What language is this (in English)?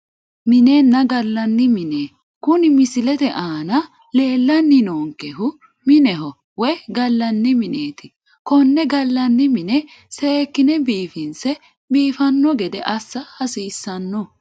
Sidamo